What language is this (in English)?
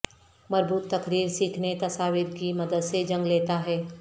Urdu